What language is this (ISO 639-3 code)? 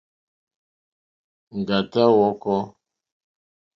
bri